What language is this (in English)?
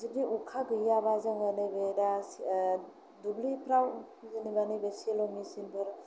Bodo